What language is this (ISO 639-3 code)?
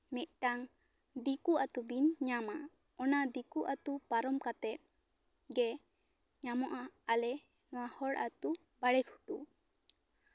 sat